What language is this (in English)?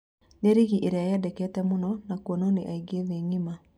Kikuyu